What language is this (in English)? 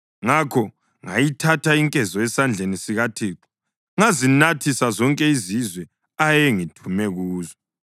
North Ndebele